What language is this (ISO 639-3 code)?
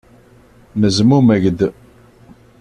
kab